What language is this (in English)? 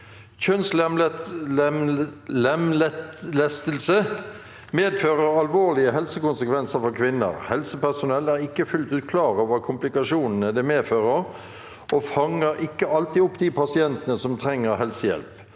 Norwegian